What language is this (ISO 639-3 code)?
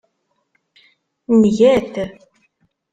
kab